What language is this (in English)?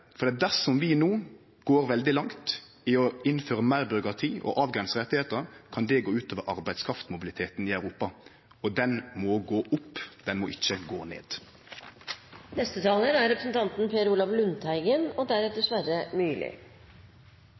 Norwegian